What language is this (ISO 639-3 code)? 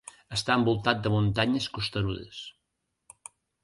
cat